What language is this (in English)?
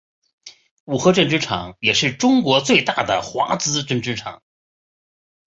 Chinese